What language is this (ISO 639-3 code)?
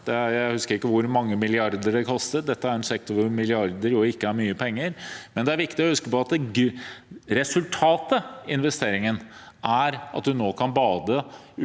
nor